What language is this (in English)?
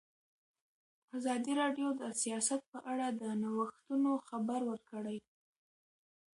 Pashto